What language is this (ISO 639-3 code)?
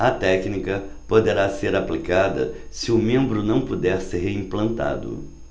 por